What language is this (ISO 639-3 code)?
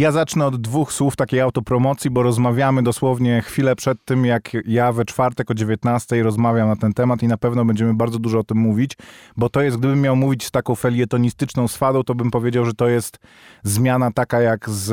pol